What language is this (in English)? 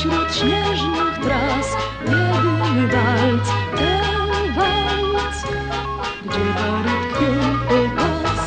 Polish